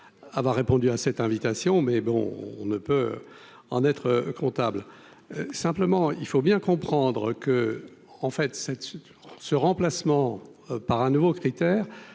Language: French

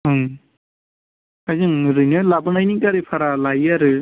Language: Bodo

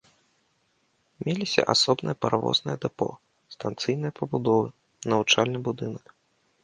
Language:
Belarusian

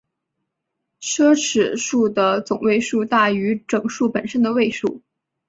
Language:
Chinese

